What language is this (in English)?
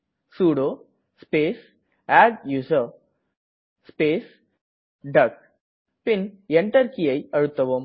Tamil